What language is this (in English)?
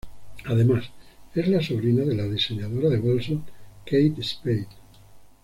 Spanish